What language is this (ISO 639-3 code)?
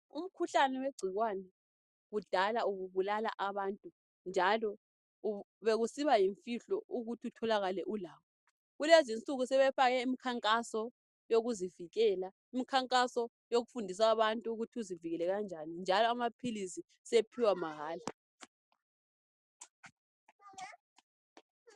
nde